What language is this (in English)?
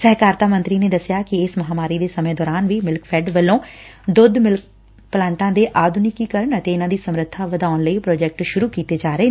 Punjabi